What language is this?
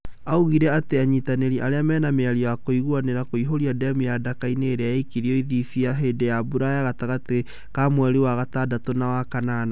Kikuyu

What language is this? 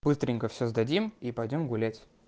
Russian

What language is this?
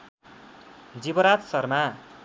Nepali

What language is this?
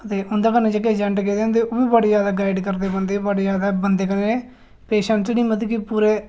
Dogri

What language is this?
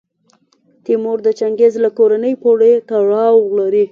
Pashto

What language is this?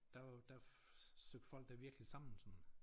Danish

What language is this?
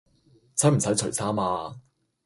Cantonese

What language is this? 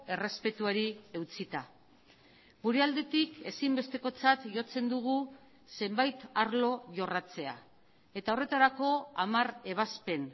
Basque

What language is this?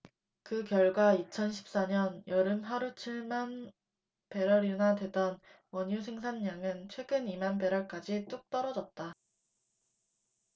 Korean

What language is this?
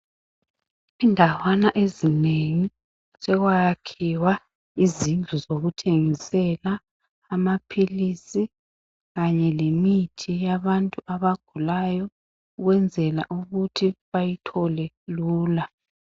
North Ndebele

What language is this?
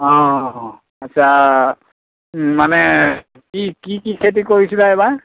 Assamese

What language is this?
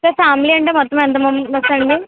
Telugu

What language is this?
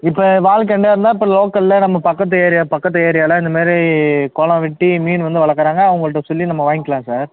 Tamil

